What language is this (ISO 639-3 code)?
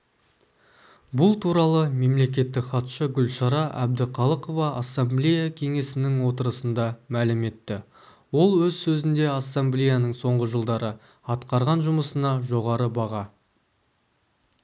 kaz